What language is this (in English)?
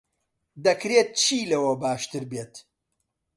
Central Kurdish